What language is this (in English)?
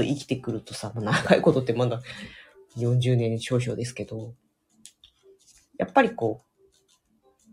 Japanese